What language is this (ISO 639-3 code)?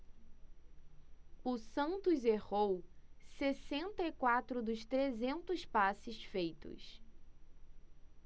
por